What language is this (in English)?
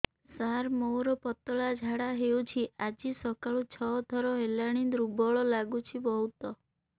Odia